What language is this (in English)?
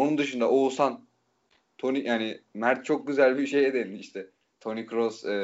Turkish